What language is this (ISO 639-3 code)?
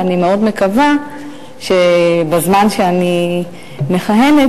heb